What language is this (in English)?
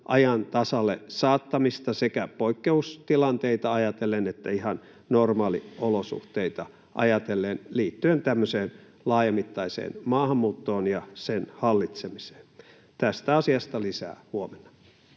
Finnish